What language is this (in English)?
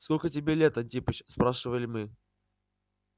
Russian